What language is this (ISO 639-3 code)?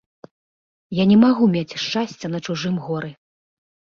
bel